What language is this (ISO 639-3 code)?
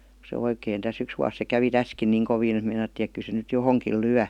fin